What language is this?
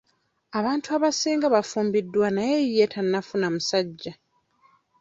Ganda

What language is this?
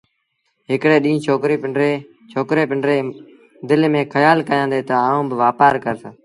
Sindhi Bhil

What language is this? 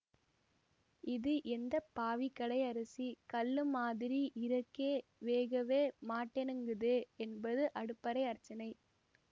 Tamil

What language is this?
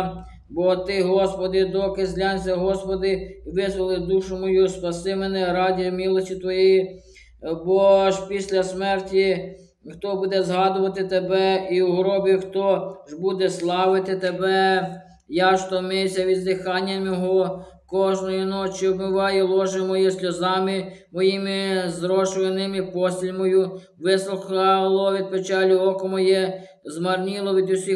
Ukrainian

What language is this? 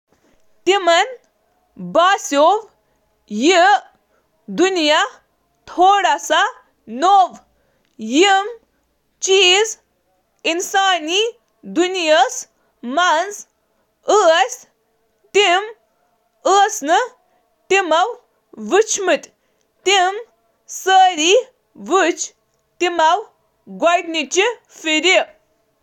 Kashmiri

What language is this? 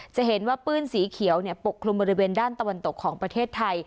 Thai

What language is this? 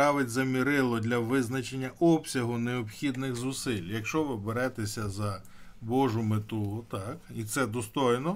Ukrainian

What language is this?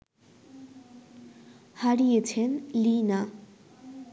Bangla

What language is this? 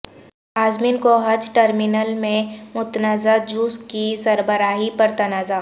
Urdu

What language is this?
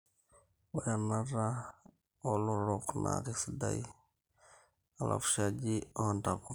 Masai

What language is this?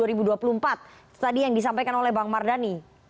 Indonesian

